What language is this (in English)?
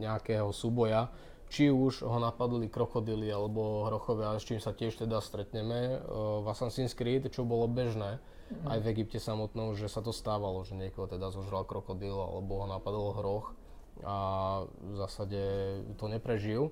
Czech